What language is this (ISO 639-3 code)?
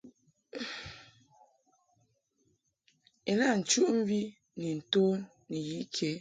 mhk